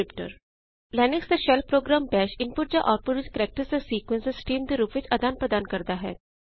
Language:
Punjabi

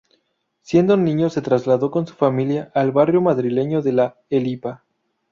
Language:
Spanish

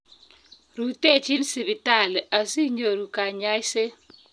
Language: Kalenjin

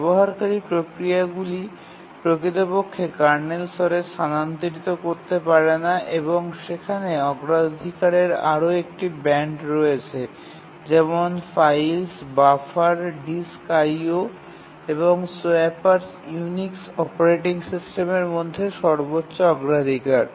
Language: Bangla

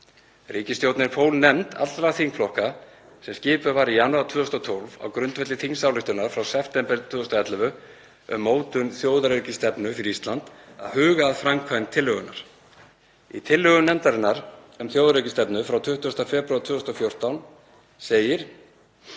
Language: Icelandic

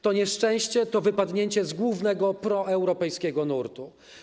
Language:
Polish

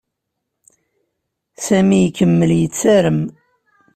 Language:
Kabyle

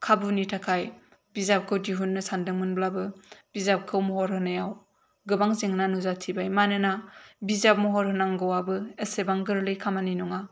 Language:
Bodo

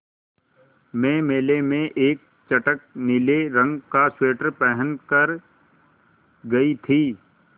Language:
Hindi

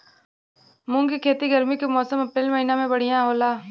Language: Bhojpuri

